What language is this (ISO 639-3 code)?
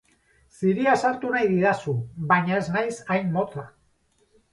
eus